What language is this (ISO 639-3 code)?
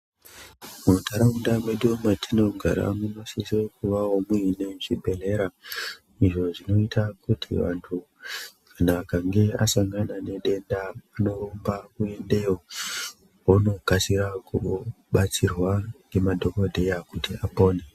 ndc